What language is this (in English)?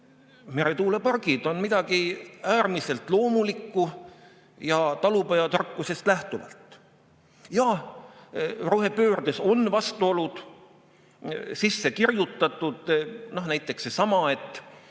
Estonian